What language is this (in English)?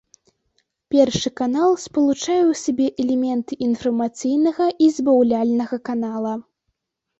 Belarusian